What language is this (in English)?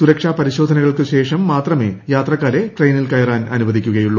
Malayalam